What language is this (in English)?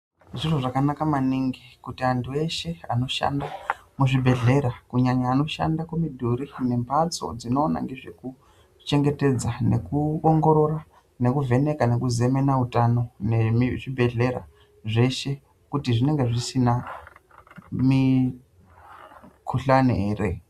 Ndau